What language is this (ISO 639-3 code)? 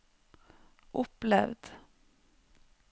nor